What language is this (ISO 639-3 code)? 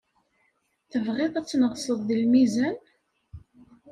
kab